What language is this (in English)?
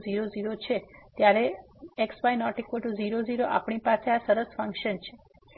Gujarati